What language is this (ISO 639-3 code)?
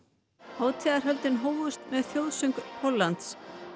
isl